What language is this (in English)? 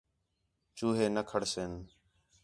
Khetrani